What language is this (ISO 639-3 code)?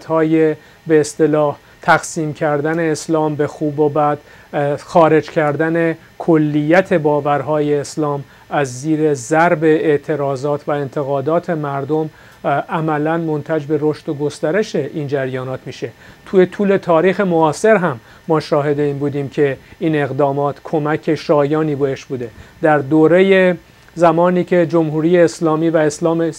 fas